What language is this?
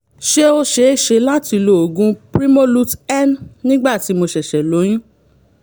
Yoruba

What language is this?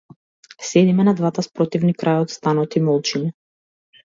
Macedonian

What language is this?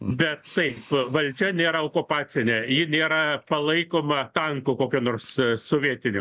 Lithuanian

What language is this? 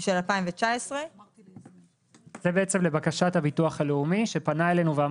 Hebrew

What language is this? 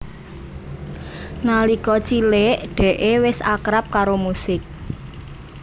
Javanese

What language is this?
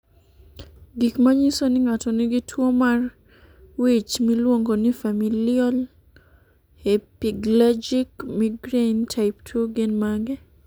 Luo (Kenya and Tanzania)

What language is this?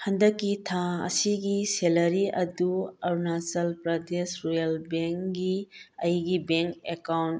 Manipuri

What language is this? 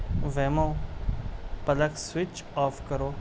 Urdu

